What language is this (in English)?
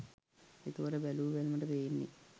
Sinhala